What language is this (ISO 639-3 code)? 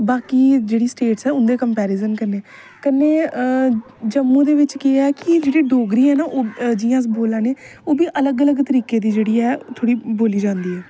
doi